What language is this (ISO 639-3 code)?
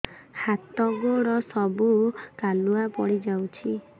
ori